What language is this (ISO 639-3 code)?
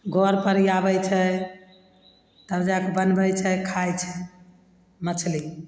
mai